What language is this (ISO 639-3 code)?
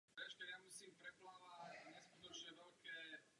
ces